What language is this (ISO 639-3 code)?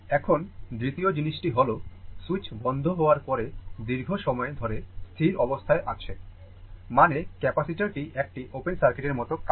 ben